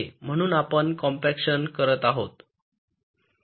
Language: Marathi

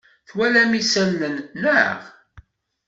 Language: Kabyle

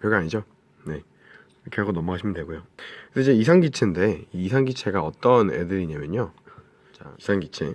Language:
Korean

